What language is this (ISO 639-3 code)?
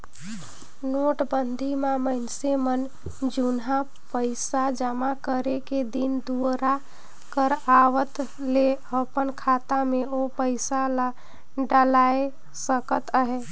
hne